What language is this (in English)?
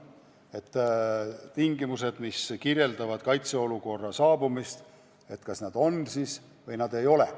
Estonian